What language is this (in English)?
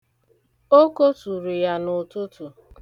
Igbo